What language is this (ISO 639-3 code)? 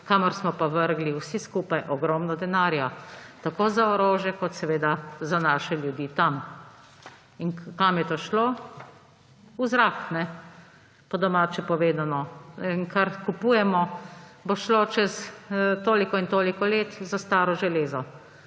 slv